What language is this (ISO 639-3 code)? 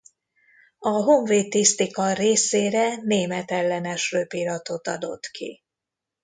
hun